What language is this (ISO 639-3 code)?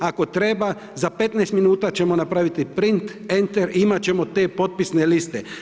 hrv